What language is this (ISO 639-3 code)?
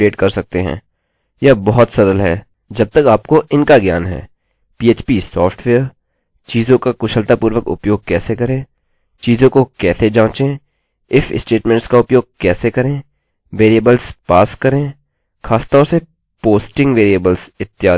hin